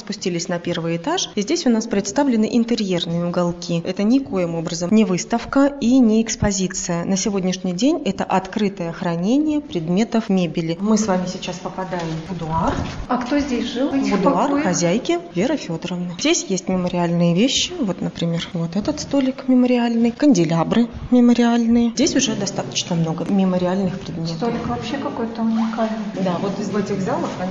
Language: Russian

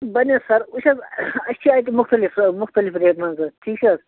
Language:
Kashmiri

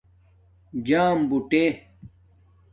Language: Domaaki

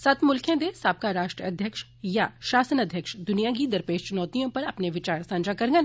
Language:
Dogri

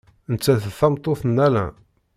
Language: Kabyle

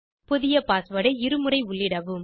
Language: Tamil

